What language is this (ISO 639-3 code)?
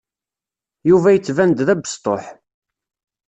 kab